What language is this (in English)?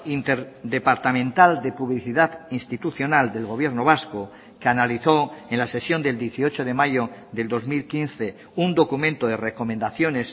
Spanish